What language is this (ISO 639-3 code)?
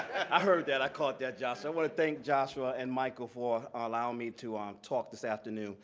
eng